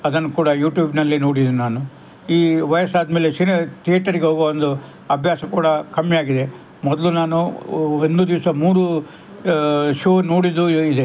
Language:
Kannada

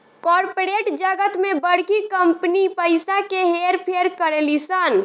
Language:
Bhojpuri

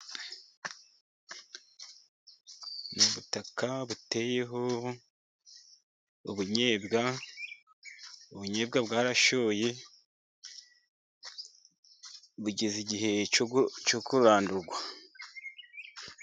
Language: Kinyarwanda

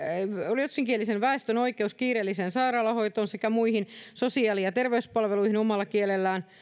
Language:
Finnish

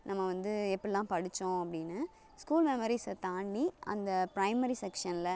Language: Tamil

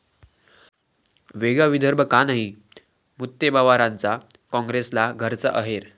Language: Marathi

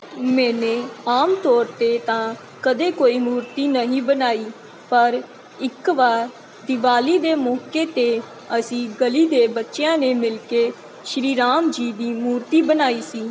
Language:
Punjabi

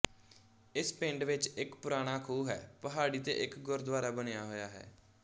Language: Punjabi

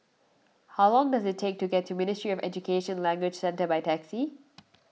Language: English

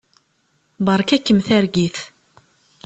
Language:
Kabyle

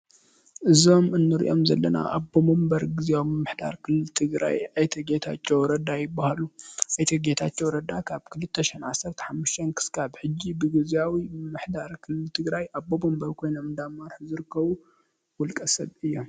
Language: Tigrinya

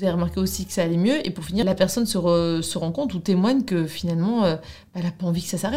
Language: French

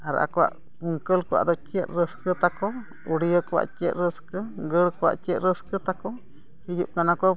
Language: Santali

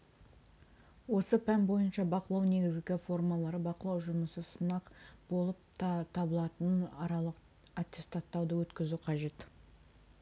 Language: Kazakh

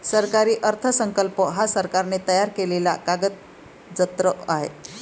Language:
Marathi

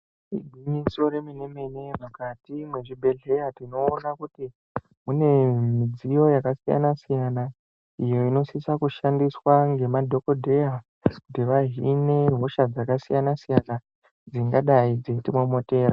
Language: Ndau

